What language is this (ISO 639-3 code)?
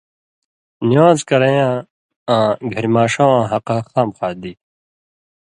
mvy